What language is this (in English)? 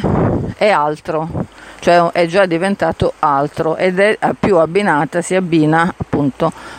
Italian